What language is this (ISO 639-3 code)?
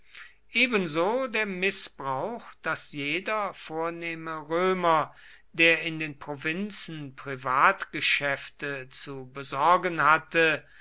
deu